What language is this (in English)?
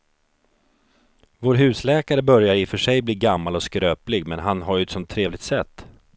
Swedish